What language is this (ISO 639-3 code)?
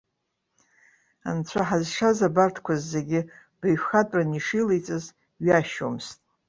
abk